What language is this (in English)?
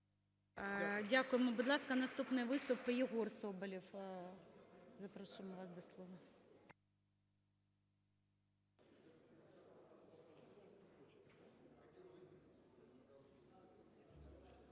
Ukrainian